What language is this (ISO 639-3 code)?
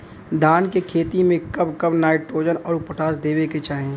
bho